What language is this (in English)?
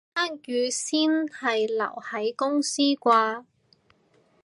Cantonese